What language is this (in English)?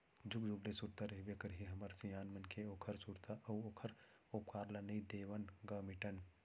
Chhattisgarhi